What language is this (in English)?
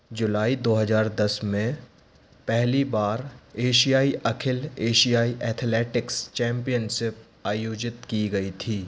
Hindi